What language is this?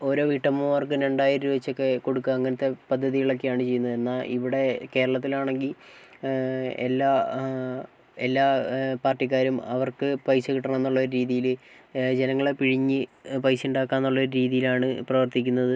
Malayalam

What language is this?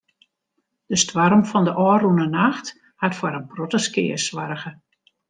Western Frisian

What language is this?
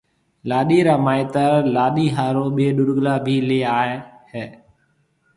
Marwari (Pakistan)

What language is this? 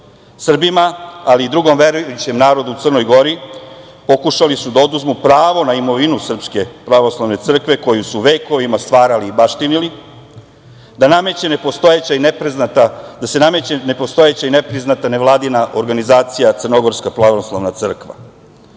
Serbian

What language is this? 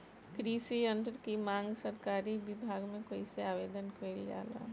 Bhojpuri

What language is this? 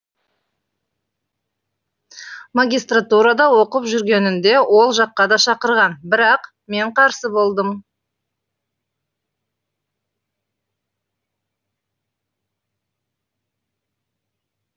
Kazakh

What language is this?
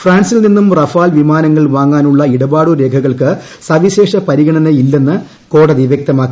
Malayalam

